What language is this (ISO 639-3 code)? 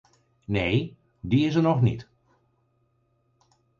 nld